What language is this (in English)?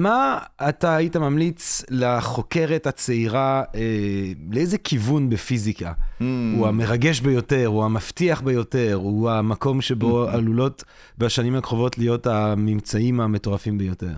Hebrew